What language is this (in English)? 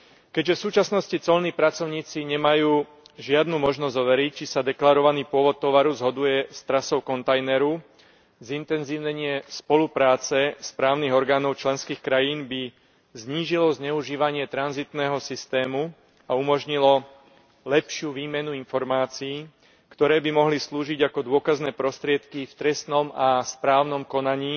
Slovak